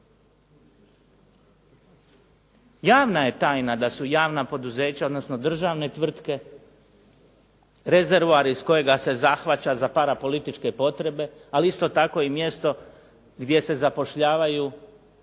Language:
Croatian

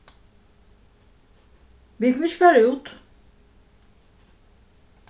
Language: Faroese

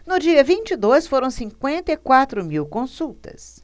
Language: Portuguese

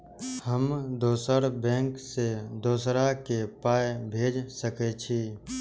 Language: Maithili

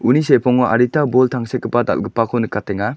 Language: Garo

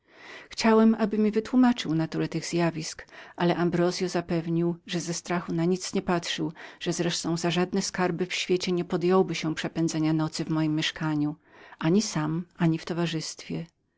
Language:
Polish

